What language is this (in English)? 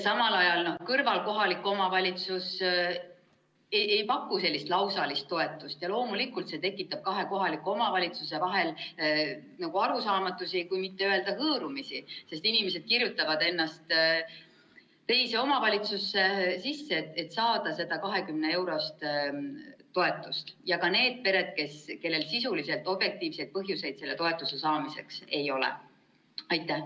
Estonian